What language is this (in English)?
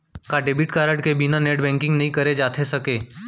Chhattisgarhi